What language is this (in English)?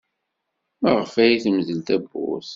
Kabyle